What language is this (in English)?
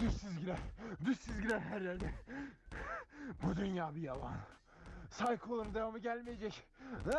Turkish